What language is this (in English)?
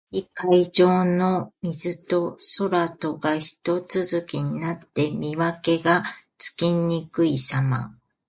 Japanese